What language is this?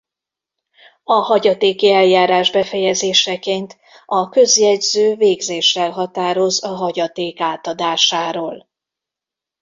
Hungarian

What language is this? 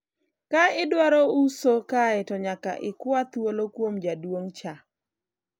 Luo (Kenya and Tanzania)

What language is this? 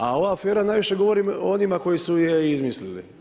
Croatian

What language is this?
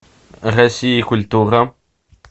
Russian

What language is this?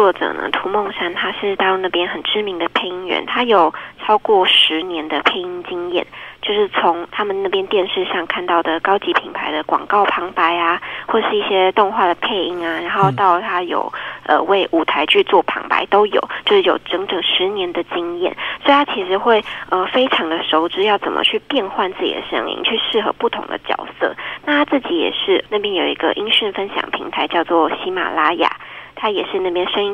Chinese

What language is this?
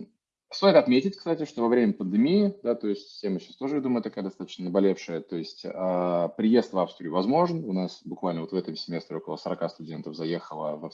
Russian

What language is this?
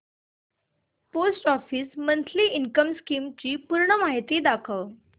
Marathi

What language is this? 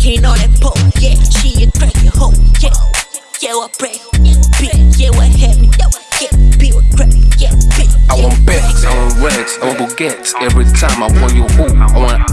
English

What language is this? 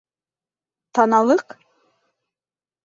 Bashkir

